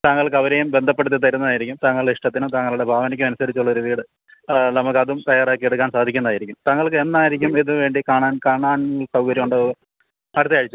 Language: Malayalam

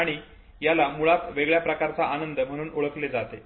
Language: Marathi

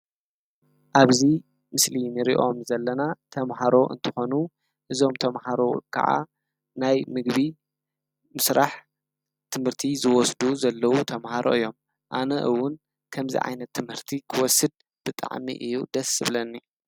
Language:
Tigrinya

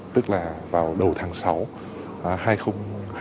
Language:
Vietnamese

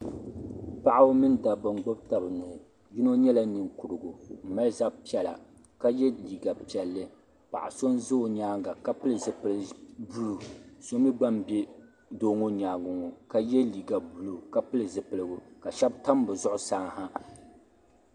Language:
Dagbani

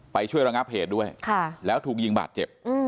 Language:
Thai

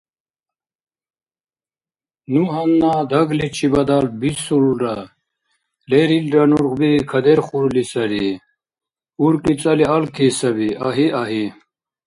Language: Dargwa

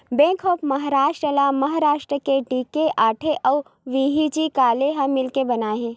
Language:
Chhattisgarhi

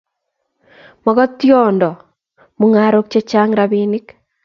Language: Kalenjin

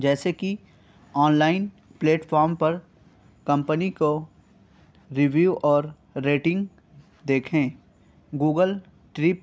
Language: Urdu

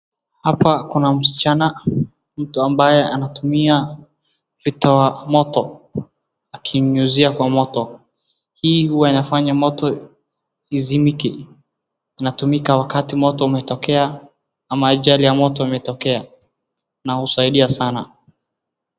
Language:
Swahili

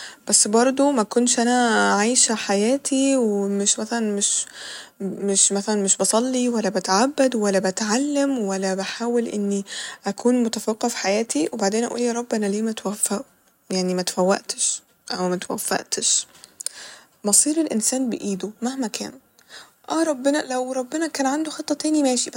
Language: Egyptian Arabic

